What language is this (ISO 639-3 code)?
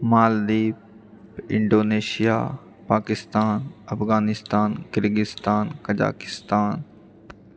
mai